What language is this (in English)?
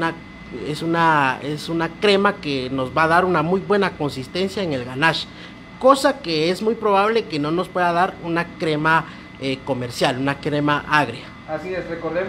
Spanish